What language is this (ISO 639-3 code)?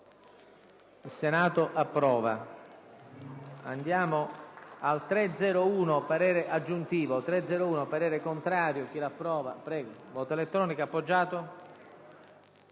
ita